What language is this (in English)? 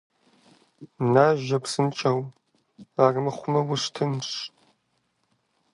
Kabardian